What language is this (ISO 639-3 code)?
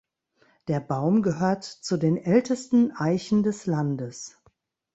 deu